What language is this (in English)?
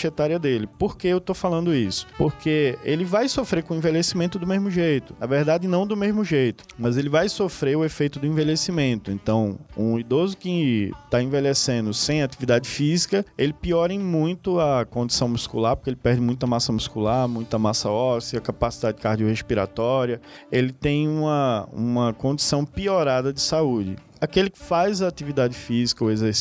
Portuguese